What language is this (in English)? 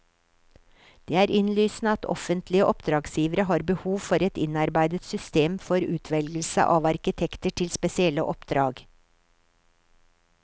Norwegian